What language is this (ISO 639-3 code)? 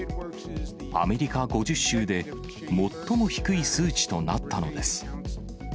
jpn